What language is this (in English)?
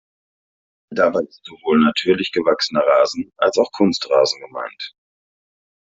German